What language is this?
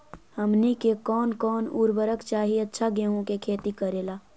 Magahi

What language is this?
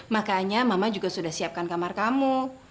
Indonesian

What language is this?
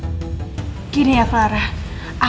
Indonesian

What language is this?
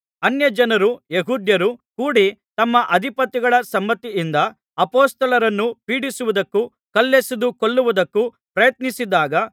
Kannada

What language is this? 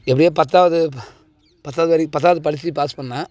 Tamil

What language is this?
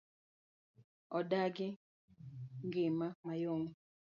Luo (Kenya and Tanzania)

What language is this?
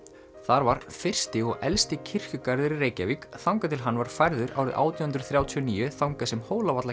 Icelandic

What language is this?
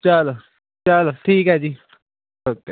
Punjabi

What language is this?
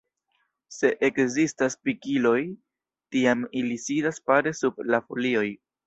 Esperanto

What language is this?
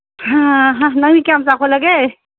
Manipuri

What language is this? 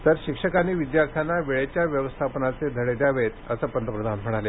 Marathi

